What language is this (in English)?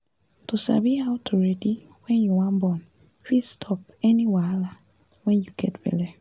Nigerian Pidgin